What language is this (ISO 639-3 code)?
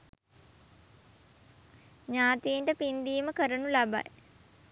sin